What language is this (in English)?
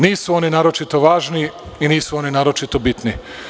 Serbian